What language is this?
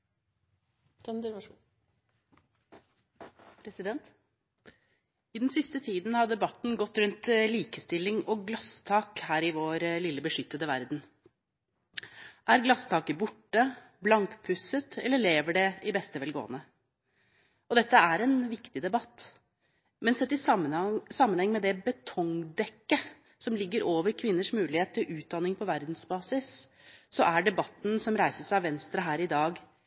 Norwegian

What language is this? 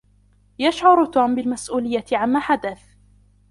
Arabic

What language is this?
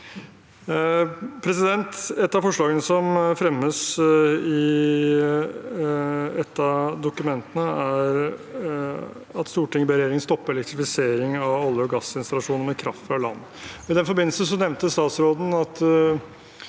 Norwegian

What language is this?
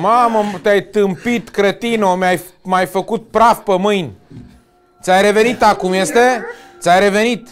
Romanian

